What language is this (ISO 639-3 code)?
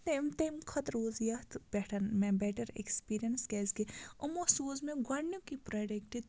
kas